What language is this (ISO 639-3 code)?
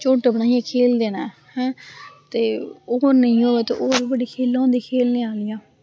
doi